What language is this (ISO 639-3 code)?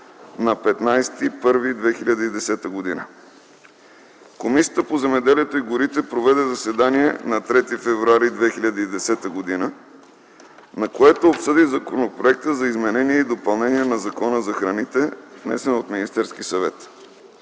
bul